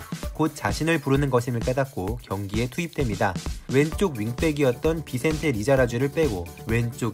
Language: Korean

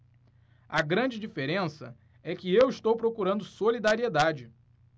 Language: Portuguese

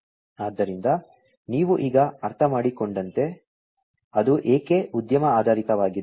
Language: Kannada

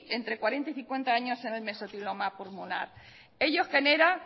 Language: Spanish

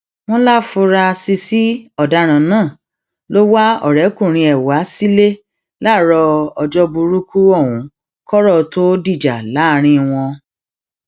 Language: Yoruba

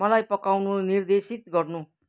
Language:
Nepali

